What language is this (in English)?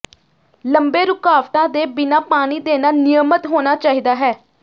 Punjabi